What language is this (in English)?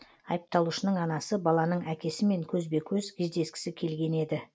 Kazakh